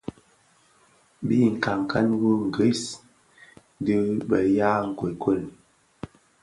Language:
Bafia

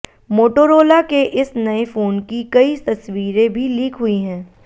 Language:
Hindi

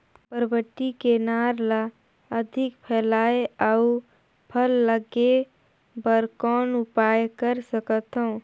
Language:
Chhattisgarhi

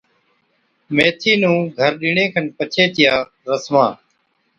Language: Od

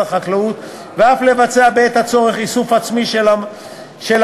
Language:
Hebrew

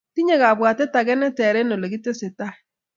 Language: Kalenjin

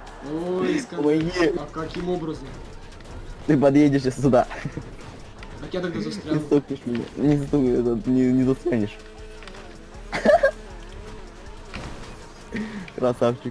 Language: Russian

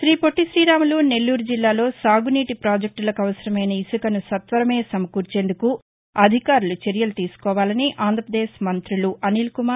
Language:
Telugu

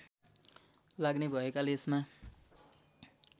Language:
Nepali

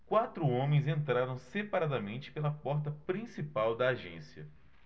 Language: Portuguese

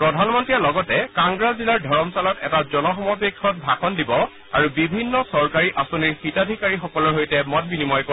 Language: Assamese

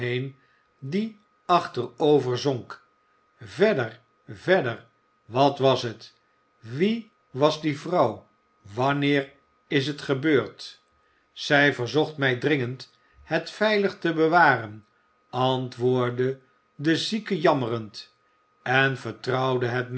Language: Dutch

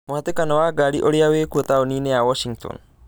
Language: Kikuyu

